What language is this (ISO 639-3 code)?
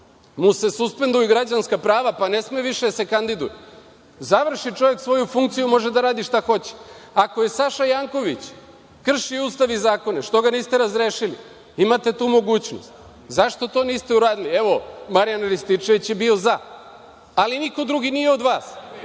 srp